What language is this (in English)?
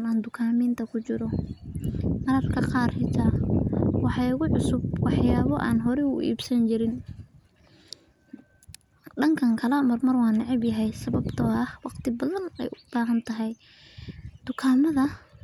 Somali